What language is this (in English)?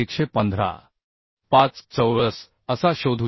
Marathi